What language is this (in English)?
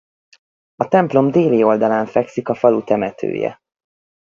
Hungarian